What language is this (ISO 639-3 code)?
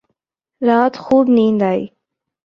urd